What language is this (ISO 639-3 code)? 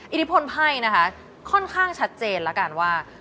tha